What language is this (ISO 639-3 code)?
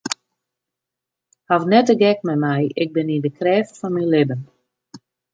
fry